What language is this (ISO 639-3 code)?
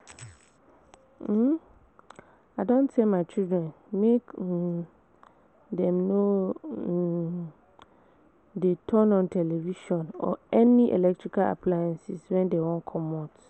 pcm